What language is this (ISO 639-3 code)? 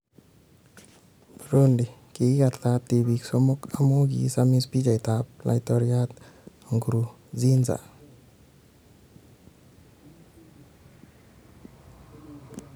kln